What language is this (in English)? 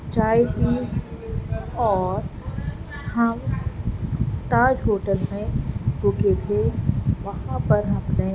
Urdu